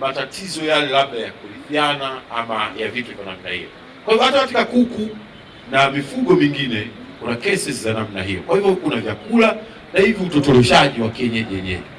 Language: Swahili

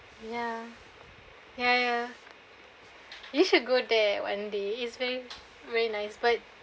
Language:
English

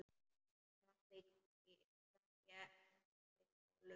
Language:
Icelandic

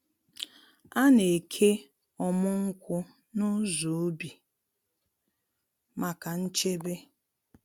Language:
Igbo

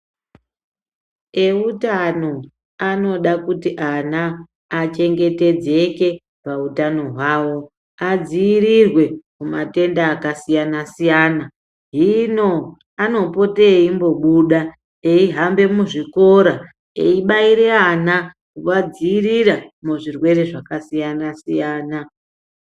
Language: Ndau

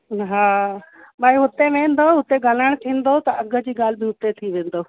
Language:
Sindhi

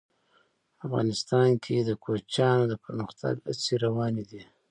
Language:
Pashto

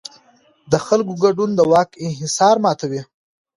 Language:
Pashto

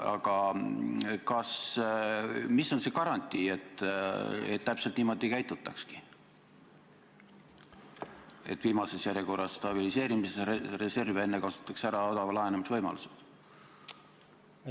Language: Estonian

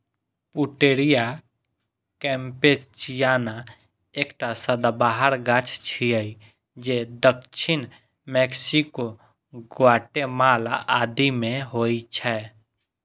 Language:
Maithili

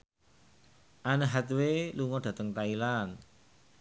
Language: Javanese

